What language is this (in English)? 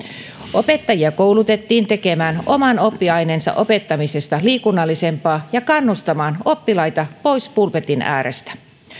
Finnish